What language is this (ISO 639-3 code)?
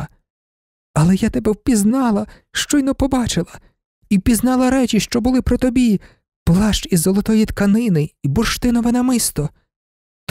ukr